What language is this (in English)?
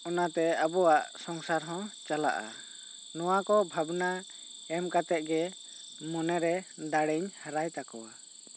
Santali